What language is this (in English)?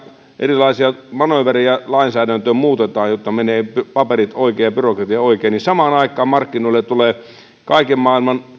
Finnish